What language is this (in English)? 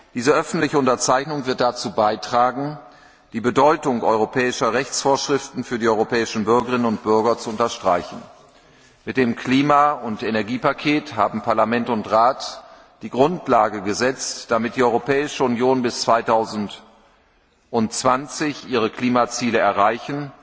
German